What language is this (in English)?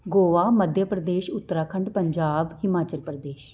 Punjabi